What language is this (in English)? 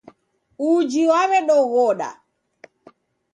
Taita